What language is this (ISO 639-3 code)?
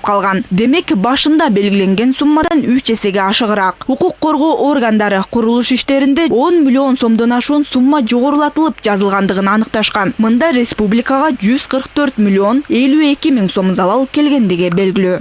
rus